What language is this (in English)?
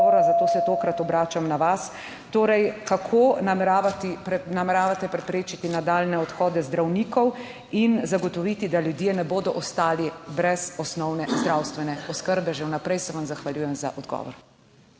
Slovenian